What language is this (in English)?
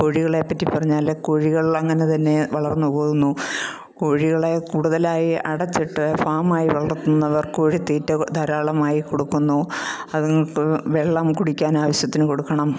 Malayalam